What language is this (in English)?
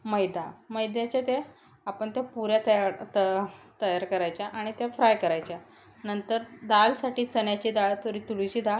Marathi